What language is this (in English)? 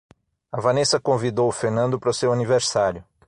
Portuguese